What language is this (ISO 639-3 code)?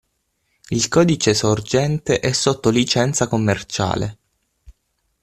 ita